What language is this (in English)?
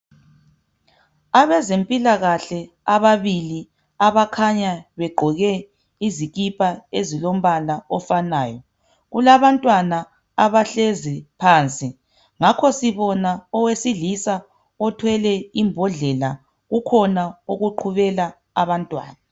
North Ndebele